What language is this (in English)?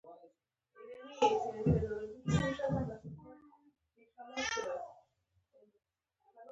Pashto